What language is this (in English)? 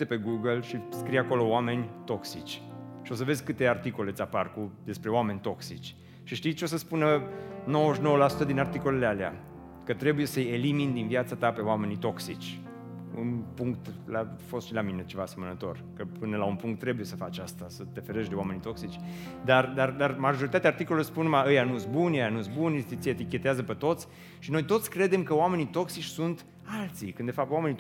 Romanian